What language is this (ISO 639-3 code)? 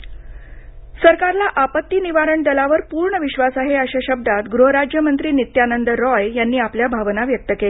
mar